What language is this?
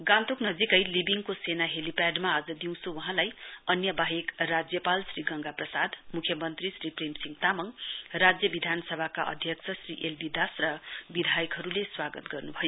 Nepali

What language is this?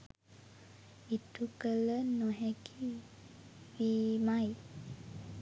Sinhala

